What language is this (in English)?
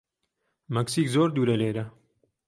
Central Kurdish